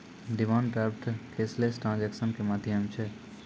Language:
Maithili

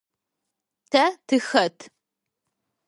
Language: Adyghe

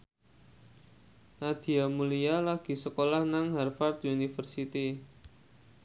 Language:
Javanese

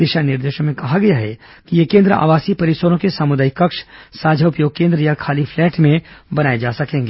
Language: Hindi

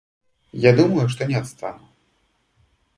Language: Russian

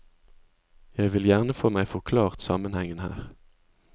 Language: Norwegian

